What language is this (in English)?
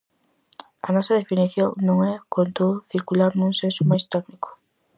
Galician